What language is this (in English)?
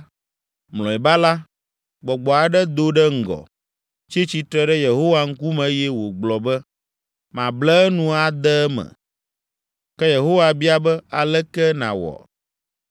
Ewe